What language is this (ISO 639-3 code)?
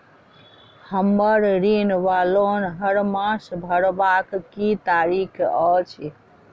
mai